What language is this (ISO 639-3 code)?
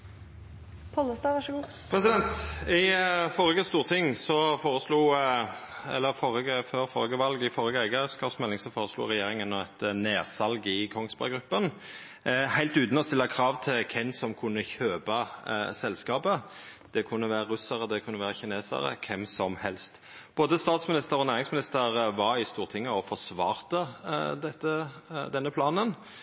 nno